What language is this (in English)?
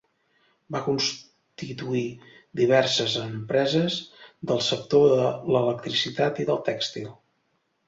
Catalan